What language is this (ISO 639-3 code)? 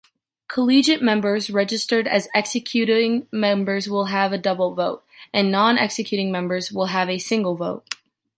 eng